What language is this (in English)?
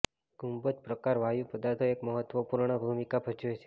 Gujarati